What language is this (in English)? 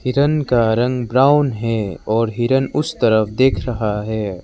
Hindi